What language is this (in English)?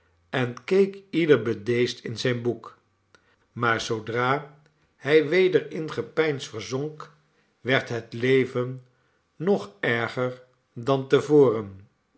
Dutch